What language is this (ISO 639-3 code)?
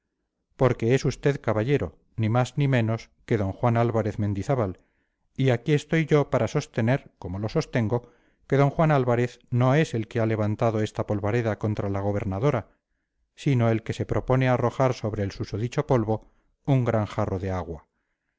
spa